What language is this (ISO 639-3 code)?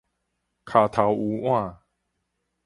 nan